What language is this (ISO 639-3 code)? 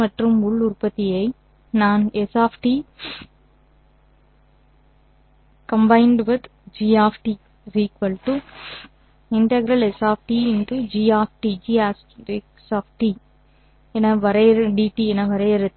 tam